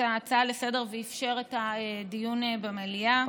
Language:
Hebrew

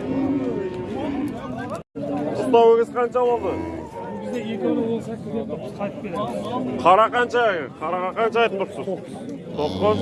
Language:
Turkish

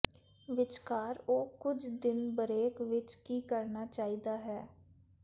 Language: Punjabi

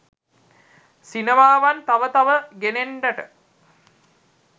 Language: Sinhala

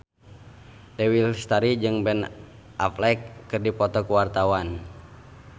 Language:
Sundanese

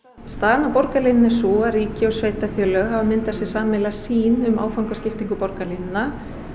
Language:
Icelandic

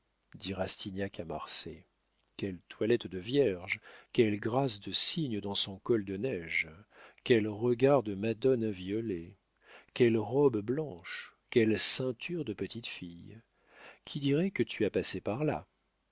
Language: French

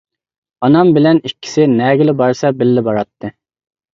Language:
Uyghur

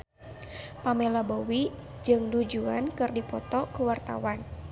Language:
Sundanese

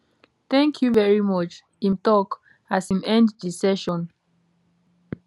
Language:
Nigerian Pidgin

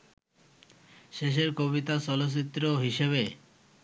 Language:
Bangla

